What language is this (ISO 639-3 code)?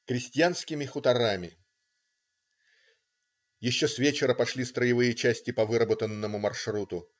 rus